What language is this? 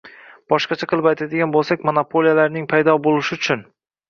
Uzbek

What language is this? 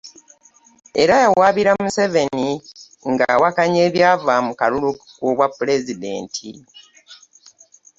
Ganda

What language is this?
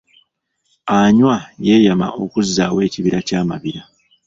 Ganda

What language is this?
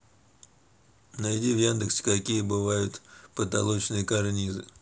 Russian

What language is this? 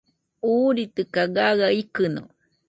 Nüpode Huitoto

